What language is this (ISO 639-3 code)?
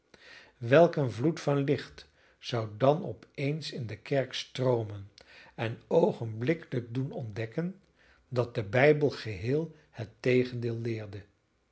nld